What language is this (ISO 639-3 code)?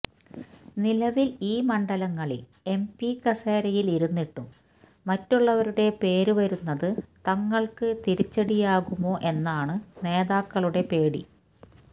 mal